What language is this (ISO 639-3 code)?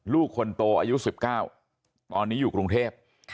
tha